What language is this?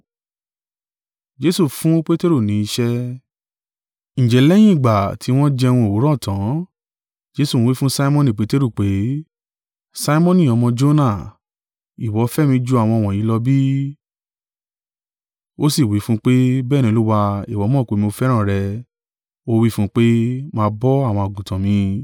Yoruba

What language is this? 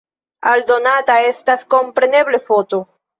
Esperanto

